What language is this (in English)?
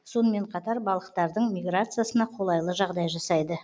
Kazakh